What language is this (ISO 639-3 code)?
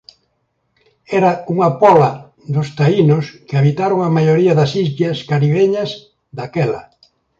glg